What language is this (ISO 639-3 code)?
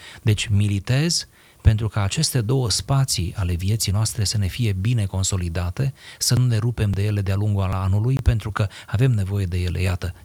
ron